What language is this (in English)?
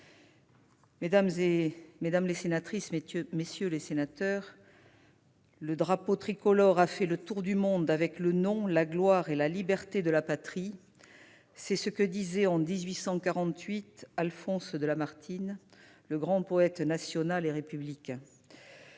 French